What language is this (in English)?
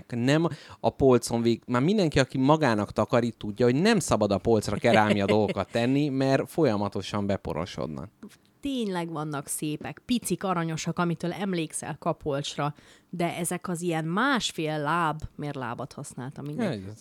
Hungarian